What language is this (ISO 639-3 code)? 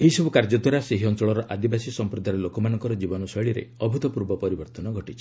ori